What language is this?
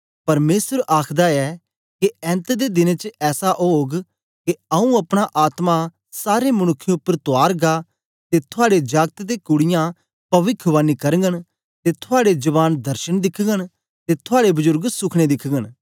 Dogri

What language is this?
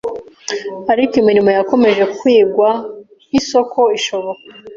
Kinyarwanda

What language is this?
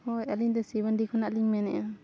Santali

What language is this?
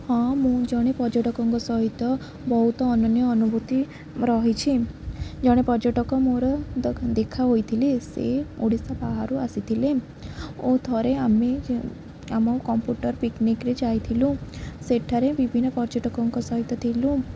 Odia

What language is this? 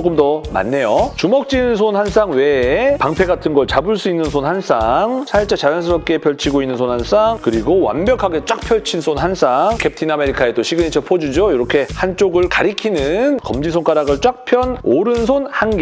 Korean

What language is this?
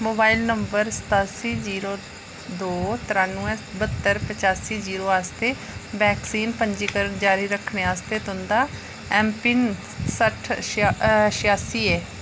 Dogri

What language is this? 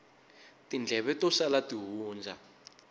Tsonga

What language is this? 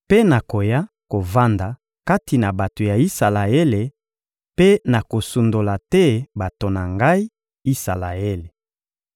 Lingala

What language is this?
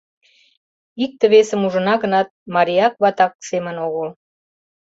Mari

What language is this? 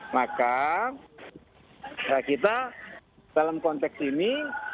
Indonesian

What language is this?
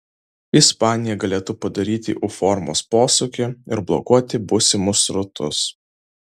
Lithuanian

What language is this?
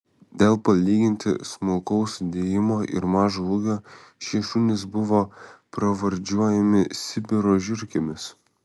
Lithuanian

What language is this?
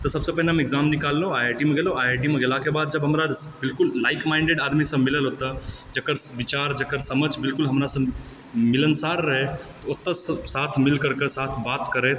Maithili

